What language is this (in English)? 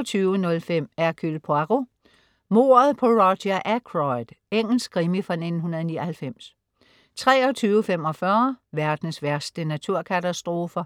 Danish